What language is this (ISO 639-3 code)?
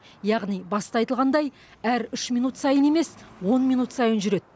kaz